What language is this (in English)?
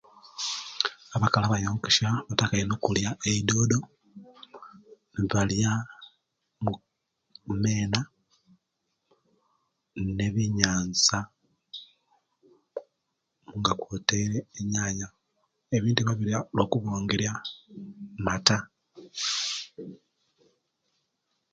Kenyi